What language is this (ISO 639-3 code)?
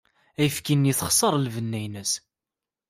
kab